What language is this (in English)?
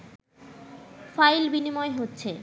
Bangla